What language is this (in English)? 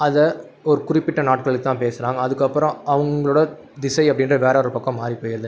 Tamil